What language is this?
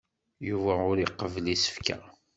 Kabyle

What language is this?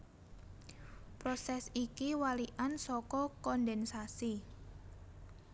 Javanese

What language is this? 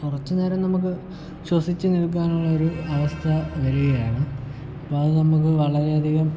Malayalam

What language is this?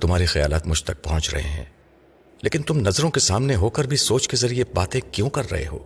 Urdu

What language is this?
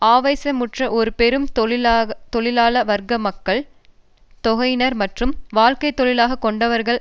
Tamil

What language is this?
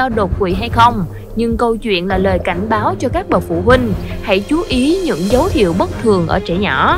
Vietnamese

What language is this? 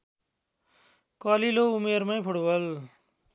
Nepali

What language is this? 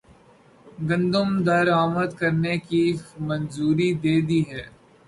Urdu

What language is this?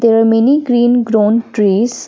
English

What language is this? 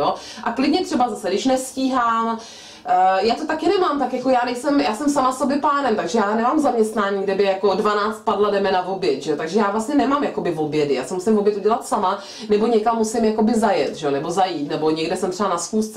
Czech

